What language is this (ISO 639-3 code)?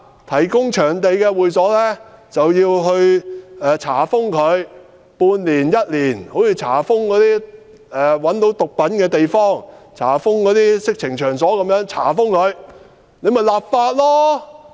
yue